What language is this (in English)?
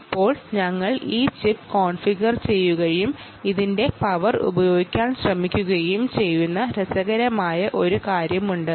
Malayalam